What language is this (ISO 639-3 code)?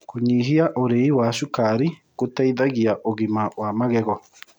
kik